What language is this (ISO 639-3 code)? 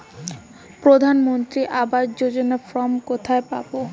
ben